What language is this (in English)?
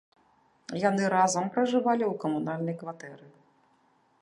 Belarusian